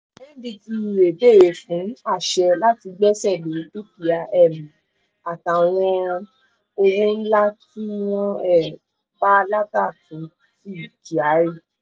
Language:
Yoruba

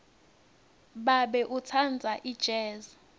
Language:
Swati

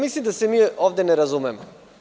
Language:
Serbian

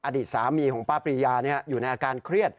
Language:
Thai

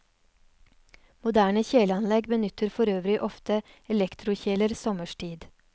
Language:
Norwegian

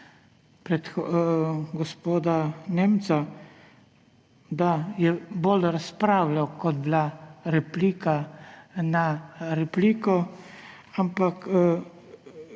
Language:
Slovenian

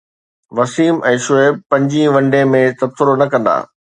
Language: Sindhi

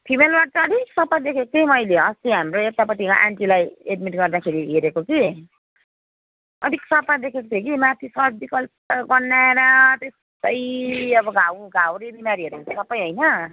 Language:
Nepali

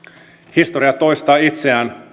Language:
Finnish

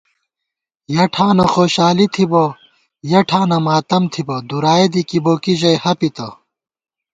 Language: Gawar-Bati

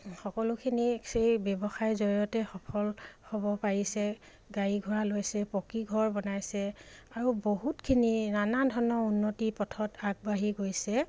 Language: Assamese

